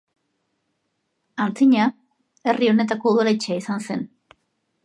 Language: Basque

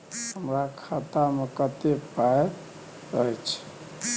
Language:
Maithili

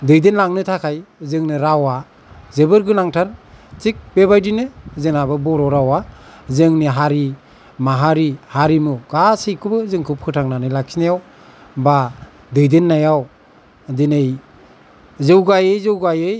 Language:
Bodo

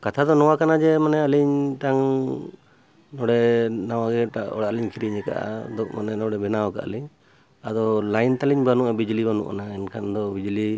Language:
Santali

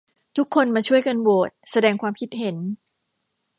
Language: Thai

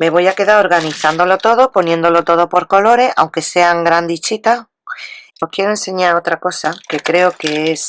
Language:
Spanish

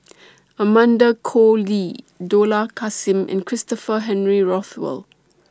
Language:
English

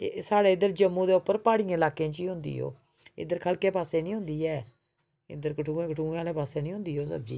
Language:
Dogri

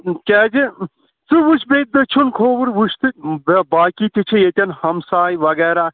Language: Kashmiri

